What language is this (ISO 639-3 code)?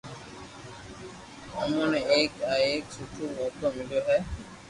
lrk